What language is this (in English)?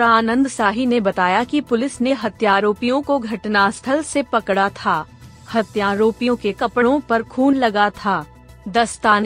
Hindi